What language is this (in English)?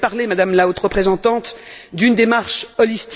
French